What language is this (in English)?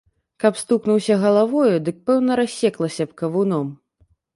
Belarusian